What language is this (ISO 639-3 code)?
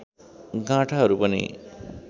nep